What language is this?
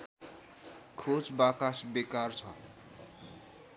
Nepali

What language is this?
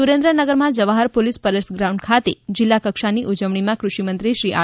Gujarati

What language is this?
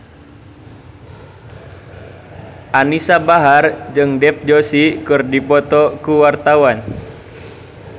Sundanese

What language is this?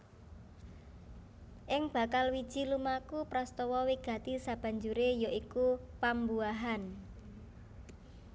Javanese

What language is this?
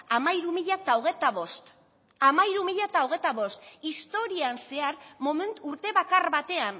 Basque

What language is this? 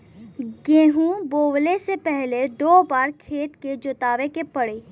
Bhojpuri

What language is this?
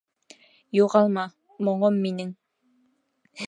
Bashkir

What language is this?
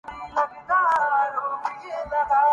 Urdu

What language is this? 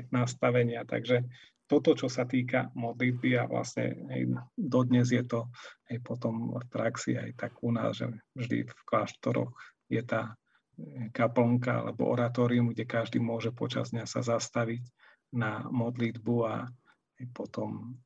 Slovak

